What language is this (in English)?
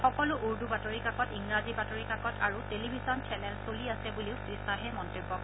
Assamese